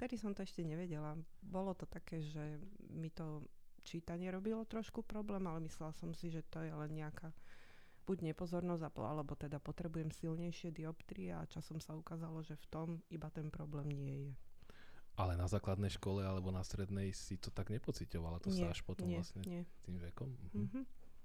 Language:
Slovak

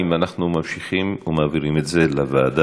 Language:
Hebrew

